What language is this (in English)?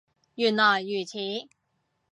Cantonese